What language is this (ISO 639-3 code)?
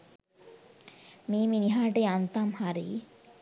sin